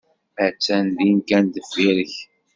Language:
Kabyle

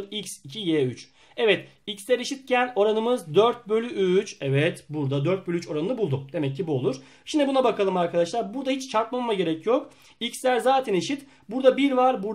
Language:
Turkish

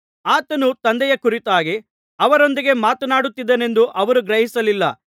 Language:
Kannada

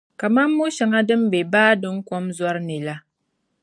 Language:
Dagbani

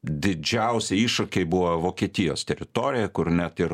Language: Lithuanian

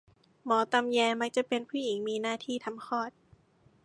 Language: Thai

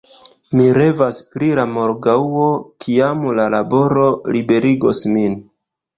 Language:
Esperanto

